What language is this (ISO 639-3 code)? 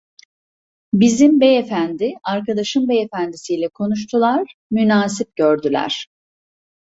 tur